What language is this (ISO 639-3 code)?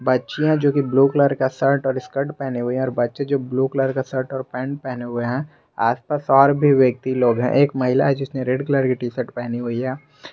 hin